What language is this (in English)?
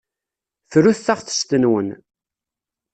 Kabyle